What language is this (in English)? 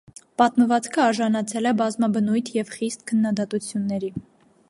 Armenian